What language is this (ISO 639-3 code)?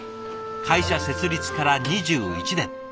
jpn